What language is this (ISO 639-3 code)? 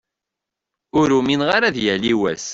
kab